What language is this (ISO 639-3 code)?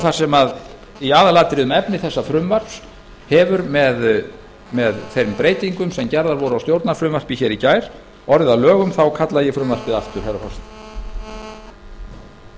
isl